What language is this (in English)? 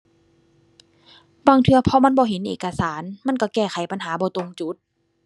Thai